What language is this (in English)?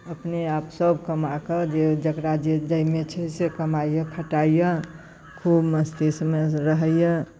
Maithili